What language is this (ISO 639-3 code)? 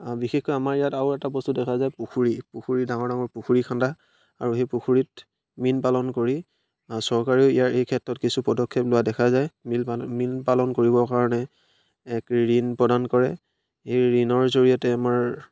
asm